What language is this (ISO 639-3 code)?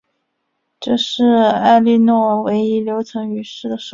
zho